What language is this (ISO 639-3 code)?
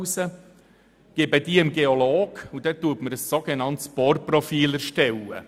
gsw